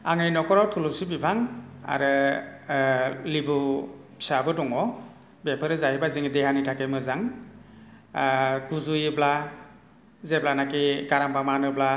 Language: Bodo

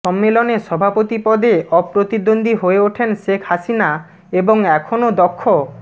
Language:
Bangla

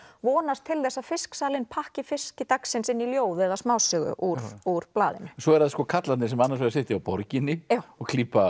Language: Icelandic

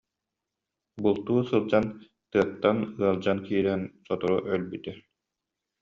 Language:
Yakut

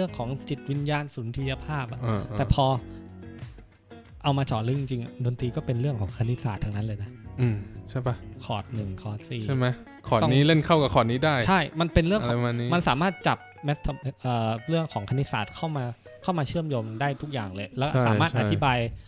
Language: Thai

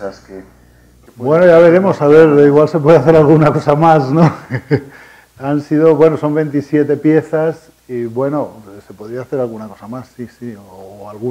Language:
Spanish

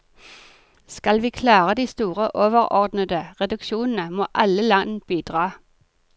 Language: Norwegian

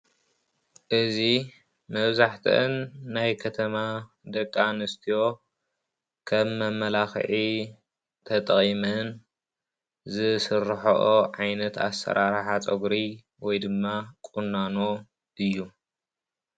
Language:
Tigrinya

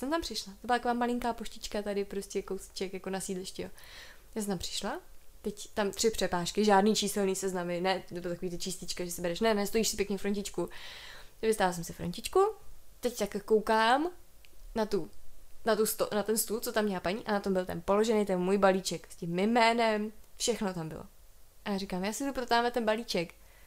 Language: Czech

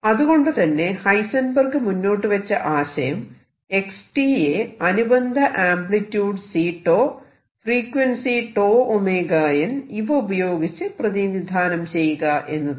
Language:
Malayalam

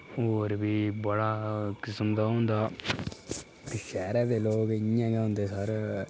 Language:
Dogri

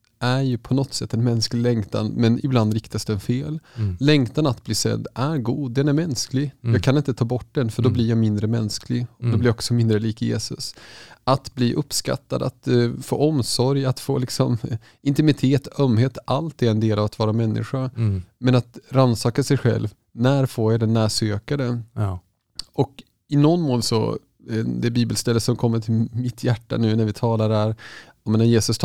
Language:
Swedish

